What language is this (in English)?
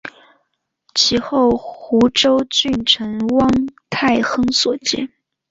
Chinese